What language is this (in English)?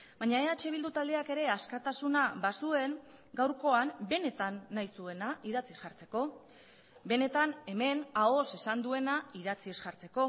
Basque